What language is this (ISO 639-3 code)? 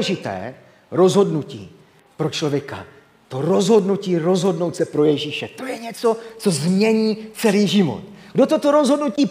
ces